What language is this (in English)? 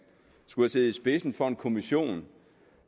Danish